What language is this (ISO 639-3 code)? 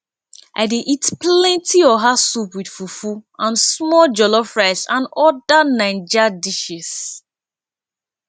pcm